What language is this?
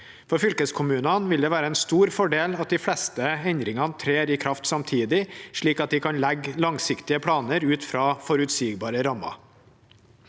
Norwegian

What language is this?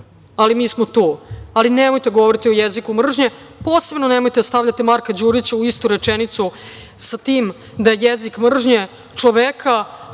Serbian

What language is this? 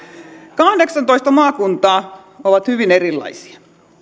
Finnish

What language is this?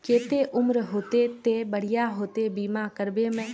Magahi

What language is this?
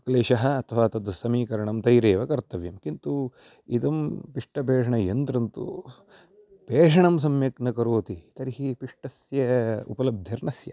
Sanskrit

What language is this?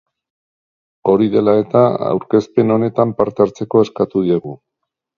Basque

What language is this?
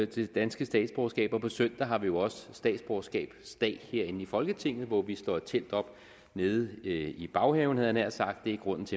Danish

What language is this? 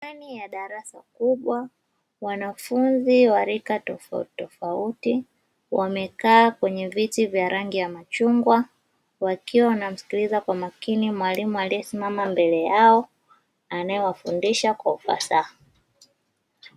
Swahili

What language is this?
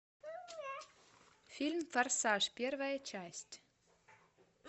Russian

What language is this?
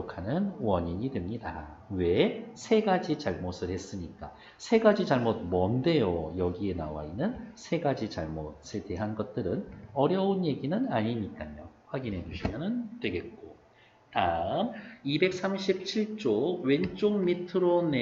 Korean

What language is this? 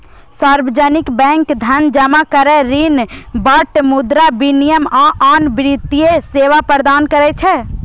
Maithili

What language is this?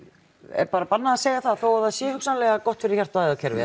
Icelandic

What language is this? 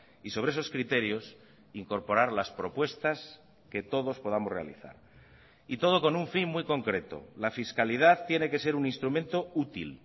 Spanish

